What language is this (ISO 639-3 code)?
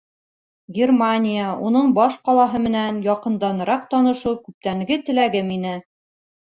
bak